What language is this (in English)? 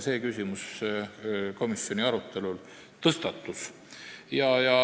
Estonian